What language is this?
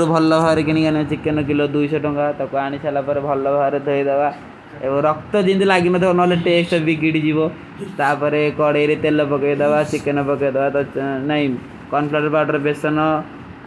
Kui (India)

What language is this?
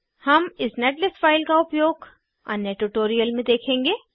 Hindi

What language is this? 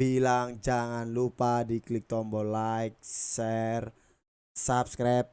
Indonesian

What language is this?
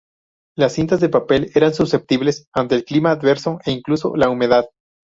Spanish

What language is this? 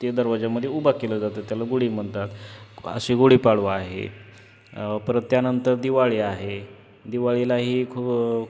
Marathi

